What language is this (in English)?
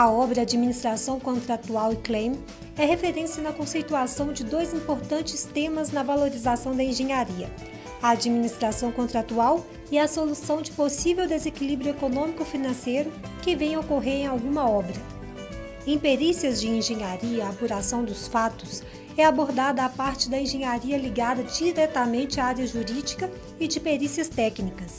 Portuguese